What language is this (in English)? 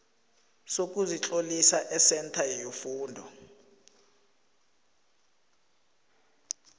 South Ndebele